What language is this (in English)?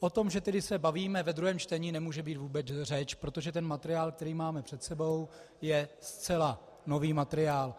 Czech